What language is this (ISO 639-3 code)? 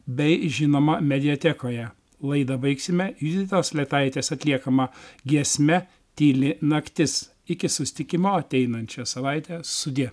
lit